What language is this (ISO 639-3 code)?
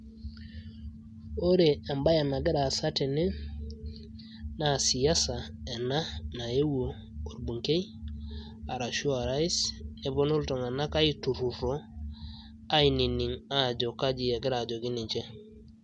mas